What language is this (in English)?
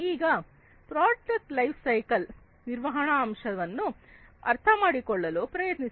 Kannada